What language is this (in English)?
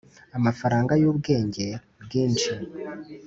Kinyarwanda